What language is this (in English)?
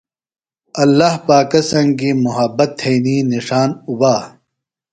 Phalura